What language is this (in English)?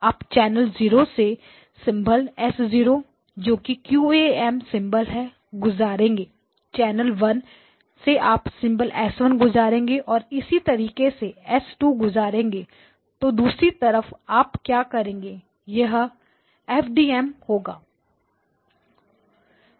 Hindi